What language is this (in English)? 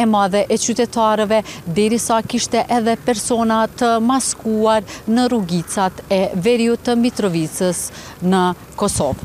Romanian